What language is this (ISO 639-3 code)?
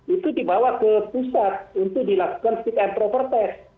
ind